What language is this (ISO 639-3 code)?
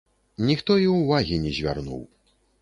bel